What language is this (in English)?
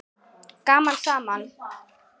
Icelandic